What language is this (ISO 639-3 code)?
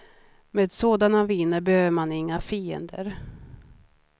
swe